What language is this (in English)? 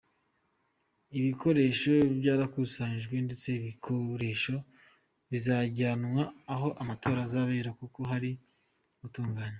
Kinyarwanda